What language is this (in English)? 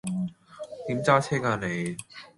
Cantonese